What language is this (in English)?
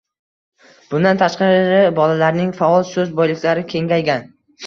Uzbek